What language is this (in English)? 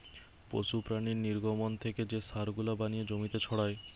Bangla